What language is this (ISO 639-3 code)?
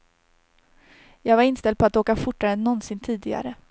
swe